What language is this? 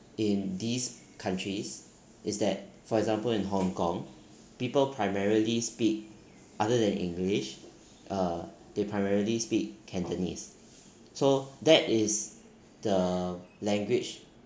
English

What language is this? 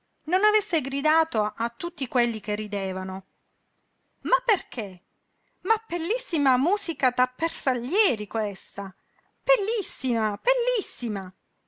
Italian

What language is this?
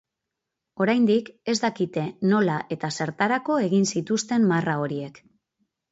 Basque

